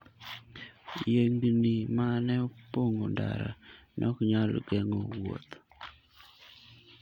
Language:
Luo (Kenya and Tanzania)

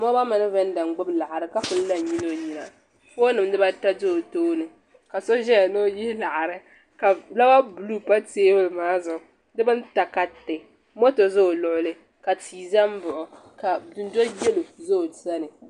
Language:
Dagbani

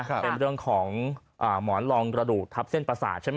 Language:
Thai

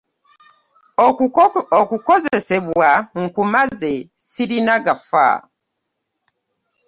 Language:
Ganda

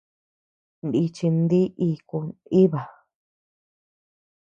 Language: Tepeuxila Cuicatec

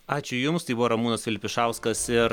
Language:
Lithuanian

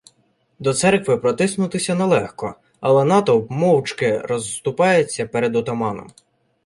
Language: Ukrainian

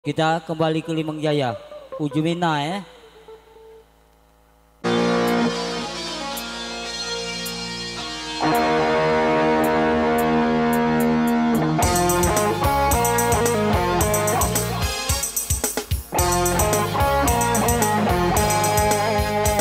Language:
Indonesian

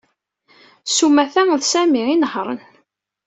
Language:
Kabyle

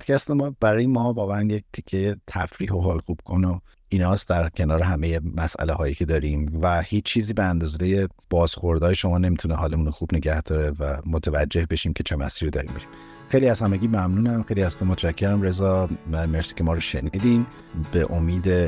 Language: Persian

